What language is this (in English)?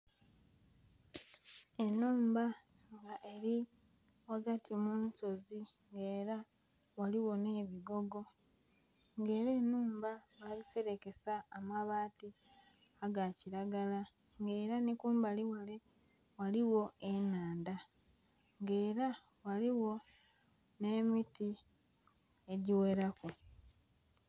Soga